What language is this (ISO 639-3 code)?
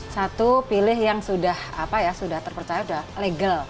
ind